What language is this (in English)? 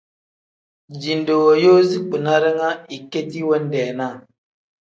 Tem